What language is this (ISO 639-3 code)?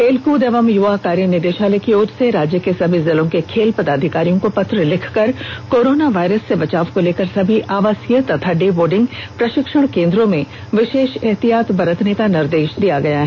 hin